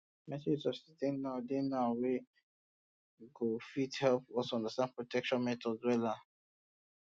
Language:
Nigerian Pidgin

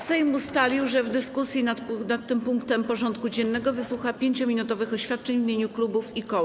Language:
Polish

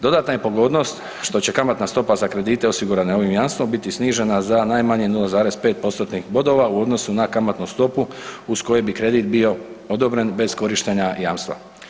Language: Croatian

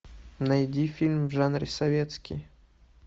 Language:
Russian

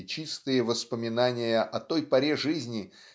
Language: Russian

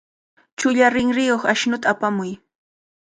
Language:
Cajatambo North Lima Quechua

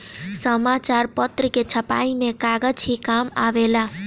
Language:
Bhojpuri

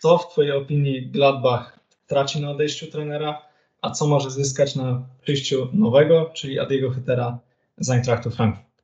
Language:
Polish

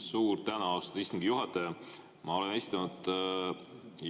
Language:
Estonian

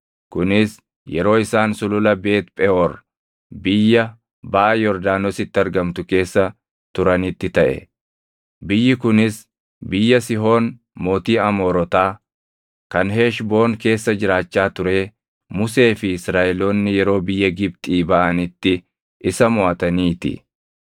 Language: Oromo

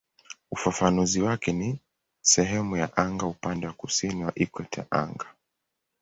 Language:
Swahili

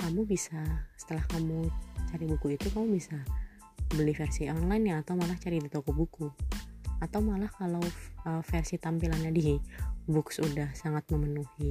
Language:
Indonesian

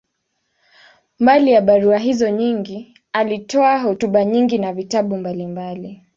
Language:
Swahili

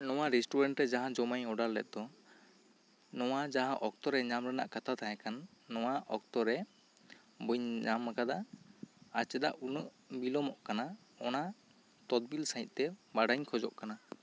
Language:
Santali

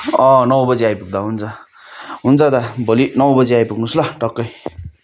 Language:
Nepali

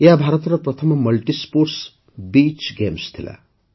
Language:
Odia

